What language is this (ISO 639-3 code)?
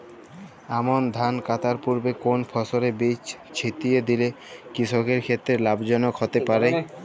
ben